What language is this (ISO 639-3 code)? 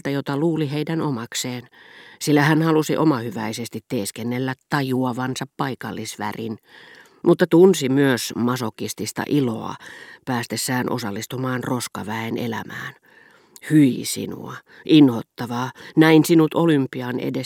fin